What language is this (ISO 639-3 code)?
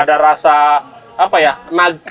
ind